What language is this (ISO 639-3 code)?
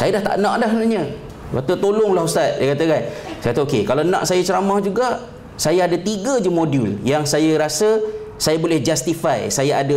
msa